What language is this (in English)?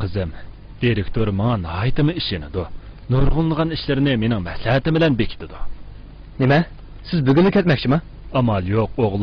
Arabic